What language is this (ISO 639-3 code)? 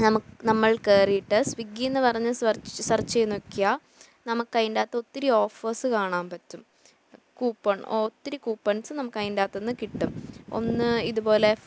mal